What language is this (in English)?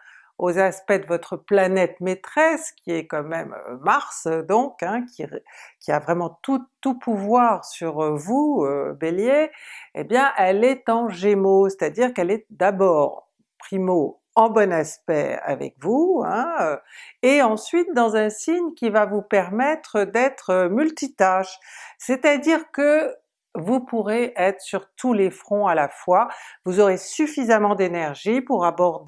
French